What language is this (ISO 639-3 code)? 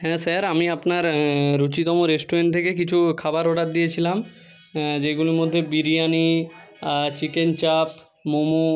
ben